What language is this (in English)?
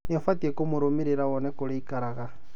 Kikuyu